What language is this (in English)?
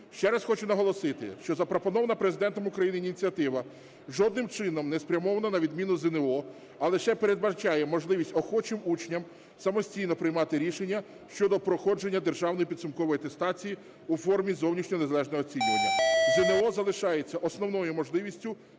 Ukrainian